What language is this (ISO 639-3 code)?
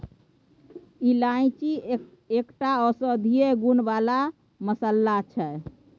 mai